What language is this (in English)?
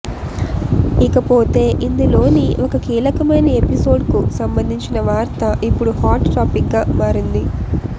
Telugu